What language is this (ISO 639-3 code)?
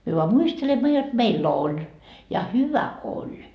fin